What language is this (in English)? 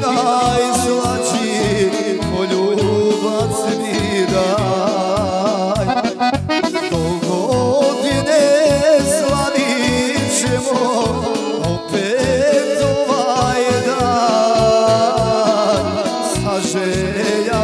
Arabic